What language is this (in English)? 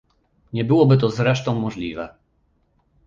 Polish